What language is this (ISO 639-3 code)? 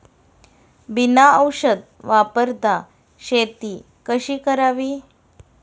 mar